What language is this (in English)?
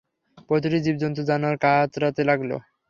Bangla